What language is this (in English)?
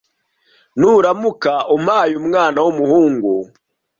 Kinyarwanda